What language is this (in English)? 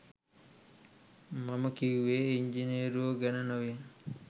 Sinhala